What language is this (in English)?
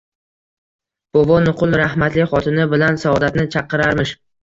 Uzbek